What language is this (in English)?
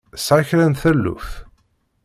Kabyle